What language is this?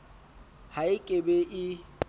Southern Sotho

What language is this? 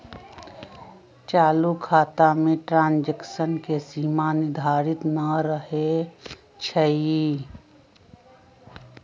Magahi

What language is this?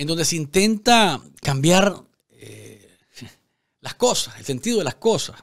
Spanish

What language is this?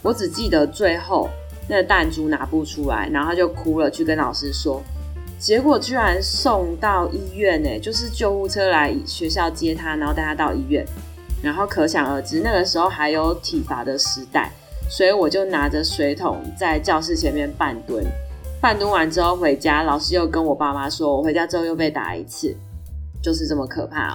Chinese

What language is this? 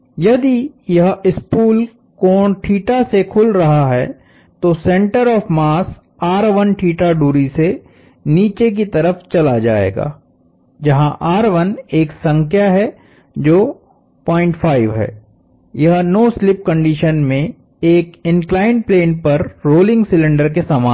Hindi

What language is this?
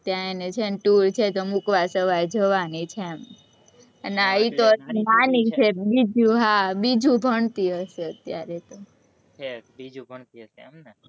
Gujarati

